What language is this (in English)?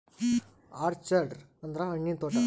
Kannada